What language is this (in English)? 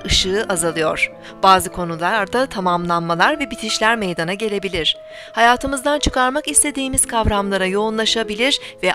Turkish